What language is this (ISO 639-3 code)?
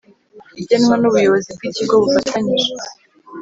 kin